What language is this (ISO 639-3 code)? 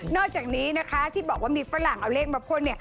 tha